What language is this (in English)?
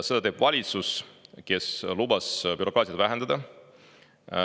Estonian